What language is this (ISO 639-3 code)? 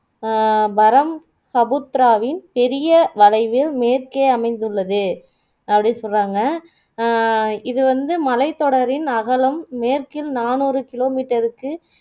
tam